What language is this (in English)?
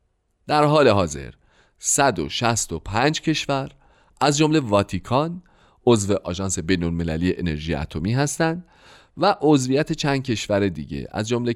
Persian